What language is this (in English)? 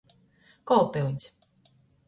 Latgalian